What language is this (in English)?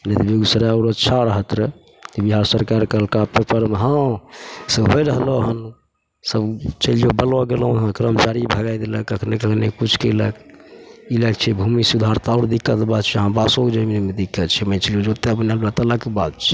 Maithili